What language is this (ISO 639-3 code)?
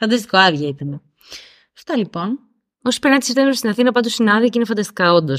ell